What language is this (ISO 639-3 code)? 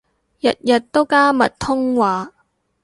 yue